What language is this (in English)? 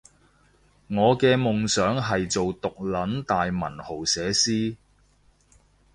Cantonese